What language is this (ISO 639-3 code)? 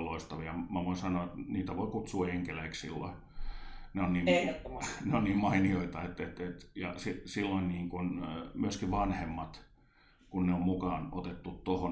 fin